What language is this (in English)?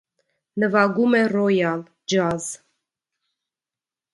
Armenian